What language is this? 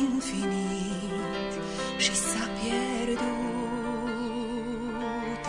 Latvian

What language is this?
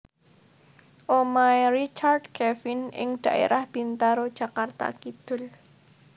Javanese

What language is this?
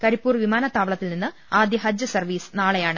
Malayalam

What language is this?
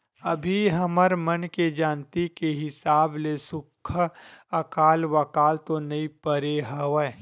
Chhattisgarhi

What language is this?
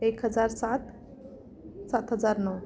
Marathi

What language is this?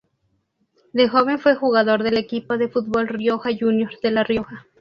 Spanish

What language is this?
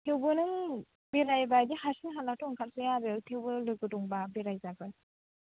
Bodo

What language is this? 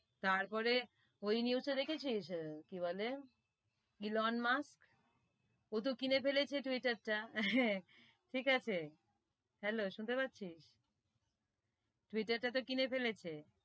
Bangla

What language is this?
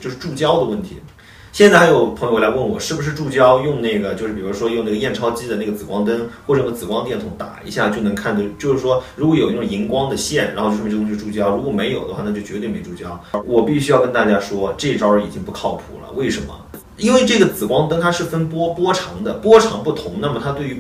Chinese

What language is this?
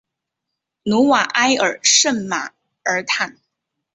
Chinese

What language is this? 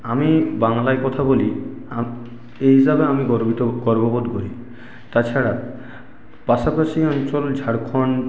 Bangla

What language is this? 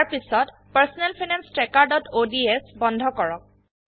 Assamese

